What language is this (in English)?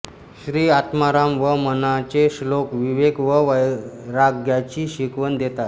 Marathi